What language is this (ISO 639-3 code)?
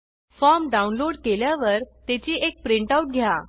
mar